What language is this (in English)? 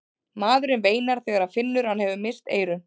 Icelandic